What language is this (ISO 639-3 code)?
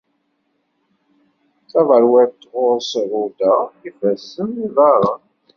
kab